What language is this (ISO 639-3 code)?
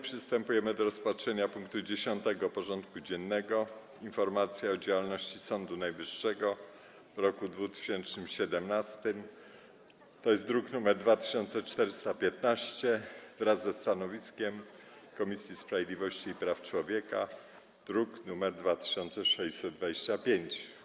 pol